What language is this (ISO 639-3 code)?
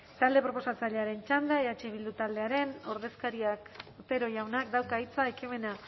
eus